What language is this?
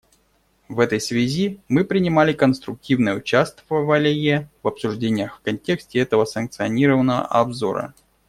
Russian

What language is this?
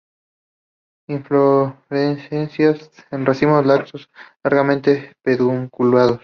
Spanish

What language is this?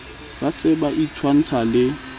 Southern Sotho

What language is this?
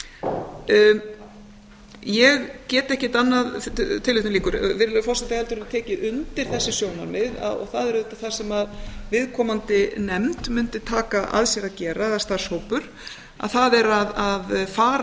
Icelandic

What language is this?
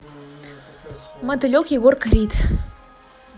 Russian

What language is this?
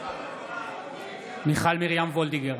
Hebrew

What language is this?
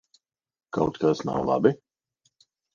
Latvian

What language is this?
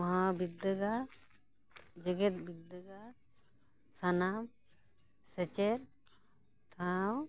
Santali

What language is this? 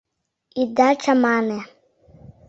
Mari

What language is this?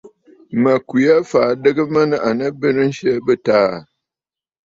Bafut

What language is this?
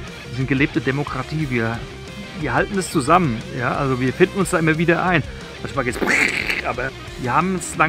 German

